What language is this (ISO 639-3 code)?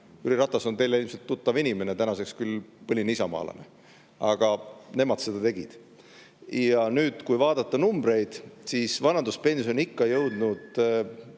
est